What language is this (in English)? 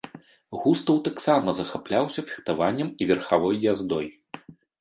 Belarusian